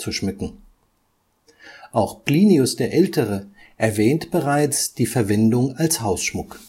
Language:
German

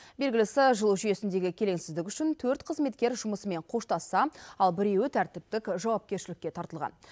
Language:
Kazakh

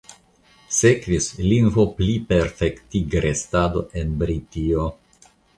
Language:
Esperanto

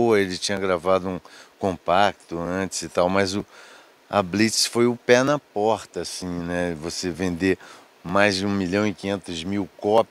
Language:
Portuguese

